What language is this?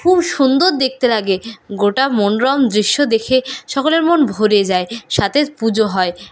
Bangla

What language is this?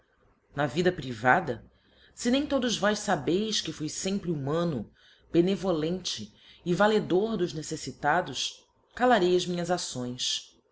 Portuguese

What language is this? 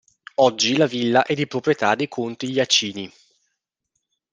Italian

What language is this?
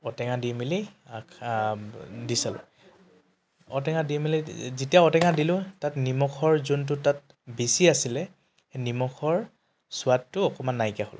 Assamese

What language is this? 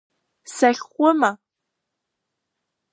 Abkhazian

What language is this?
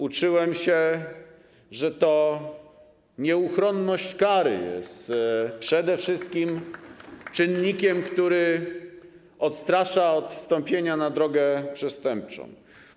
Polish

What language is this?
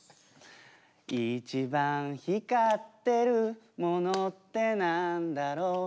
Japanese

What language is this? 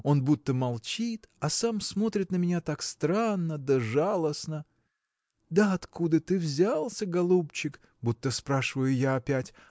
Russian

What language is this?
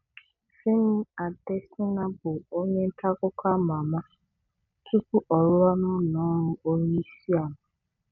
Igbo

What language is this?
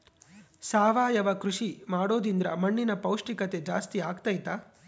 Kannada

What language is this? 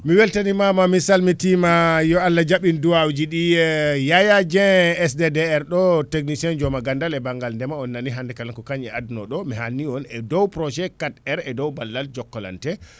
Fula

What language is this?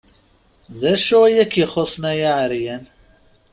Kabyle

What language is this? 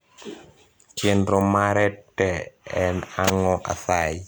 Luo (Kenya and Tanzania)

